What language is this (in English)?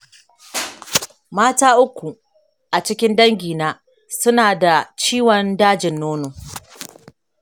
Hausa